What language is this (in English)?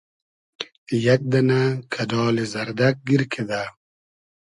Hazaragi